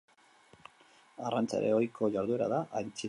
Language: Basque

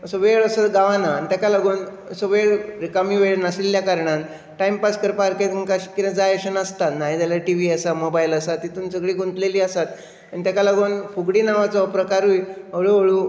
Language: Konkani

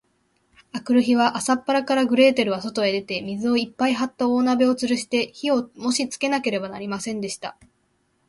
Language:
Japanese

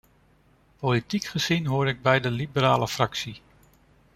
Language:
Dutch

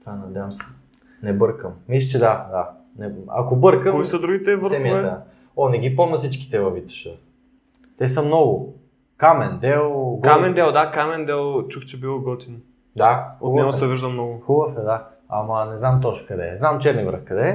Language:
Bulgarian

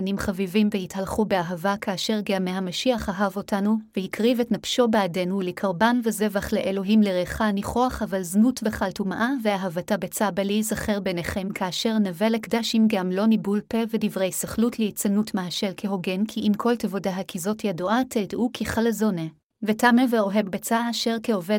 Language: Hebrew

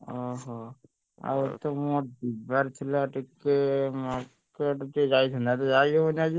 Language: Odia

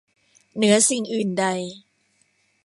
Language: Thai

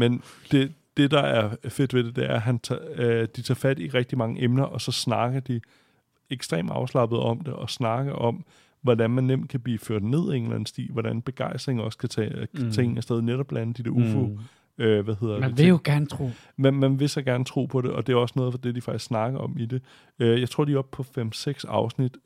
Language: Danish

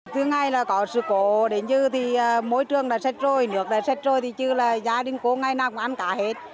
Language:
Vietnamese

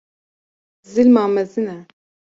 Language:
Kurdish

